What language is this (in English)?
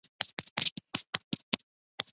Chinese